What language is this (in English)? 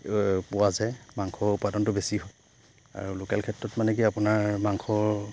Assamese